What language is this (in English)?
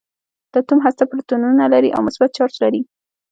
Pashto